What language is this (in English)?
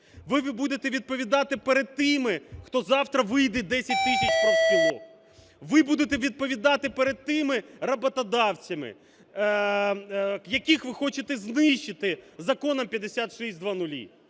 Ukrainian